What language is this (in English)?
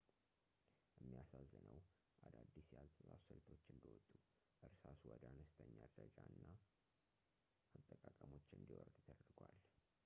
Amharic